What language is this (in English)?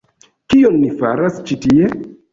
Esperanto